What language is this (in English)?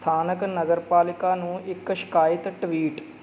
Punjabi